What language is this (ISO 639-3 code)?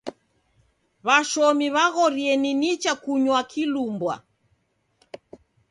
dav